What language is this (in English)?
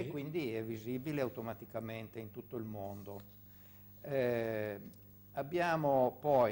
Italian